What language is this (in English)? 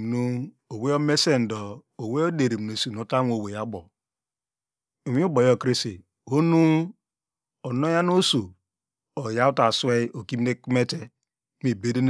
Degema